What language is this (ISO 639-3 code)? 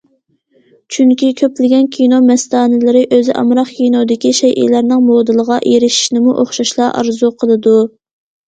uig